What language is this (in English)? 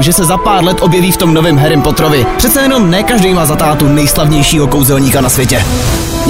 Czech